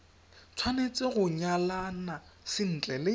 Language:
Tswana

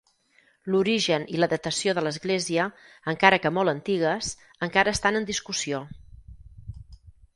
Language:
Catalan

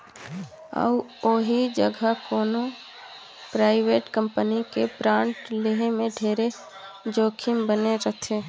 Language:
Chhattisgarhi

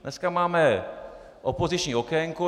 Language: Czech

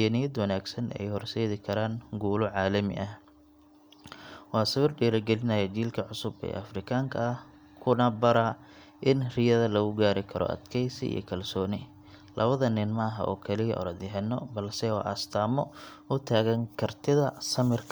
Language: Somali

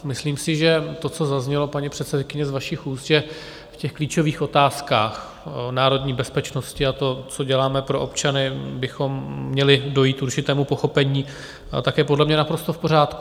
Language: Czech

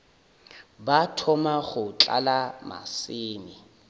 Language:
Northern Sotho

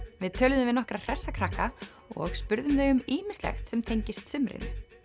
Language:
Icelandic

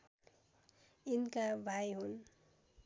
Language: Nepali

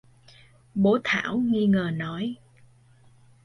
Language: Vietnamese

